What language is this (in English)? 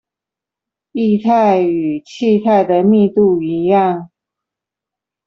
Chinese